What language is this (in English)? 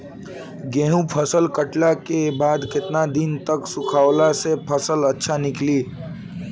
Bhojpuri